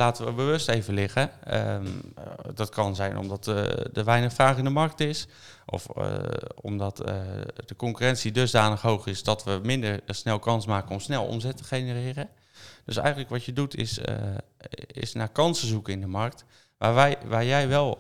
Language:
Dutch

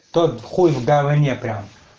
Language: Russian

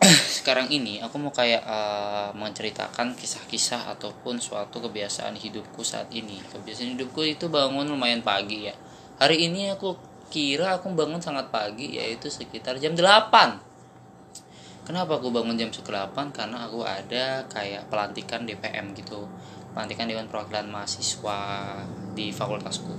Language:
Indonesian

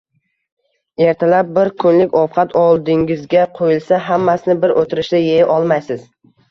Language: Uzbek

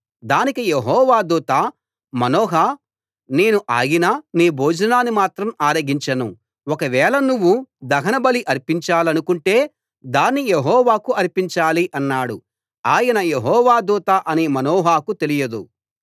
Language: Telugu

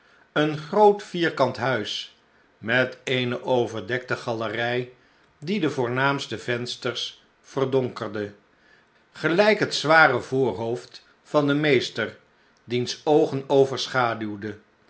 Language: Dutch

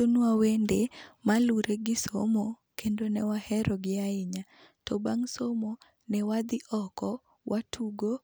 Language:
Luo (Kenya and Tanzania)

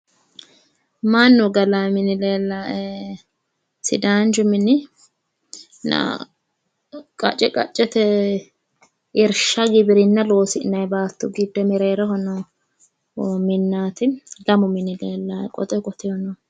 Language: Sidamo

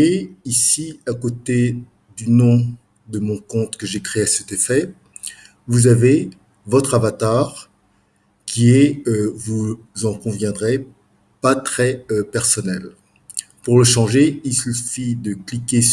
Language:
French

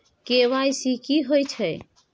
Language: Maithili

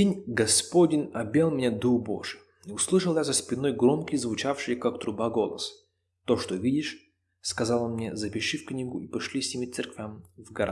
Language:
Russian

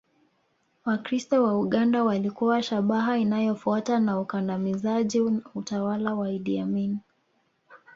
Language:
Swahili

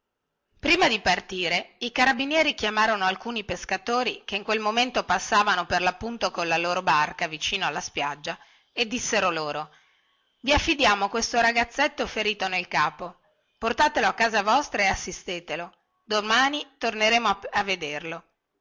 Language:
Italian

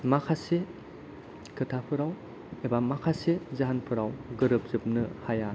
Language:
Bodo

